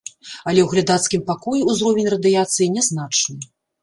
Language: Belarusian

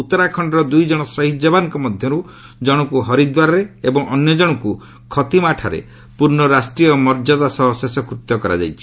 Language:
Odia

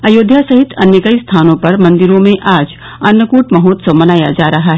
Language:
Hindi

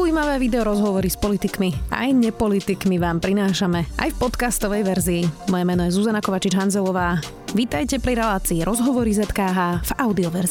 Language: Slovak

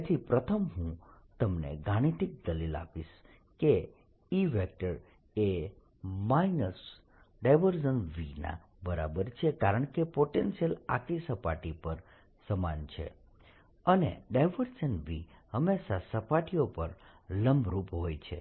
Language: Gujarati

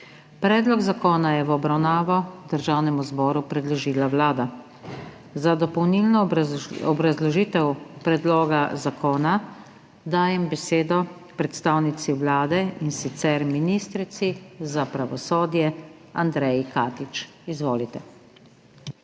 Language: Slovenian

